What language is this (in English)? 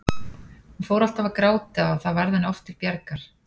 Icelandic